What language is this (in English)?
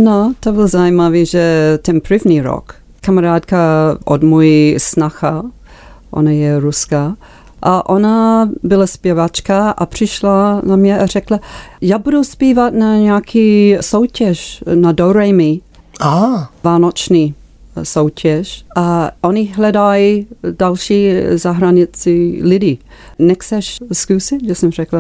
Czech